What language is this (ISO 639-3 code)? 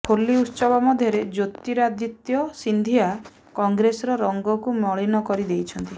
ori